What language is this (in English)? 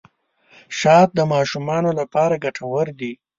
Pashto